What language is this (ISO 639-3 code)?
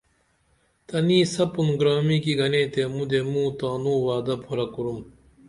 dml